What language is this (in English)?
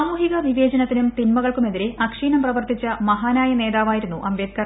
Malayalam